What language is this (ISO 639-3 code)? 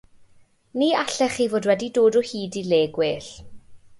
cym